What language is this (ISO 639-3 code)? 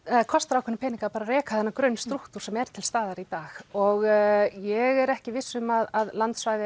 isl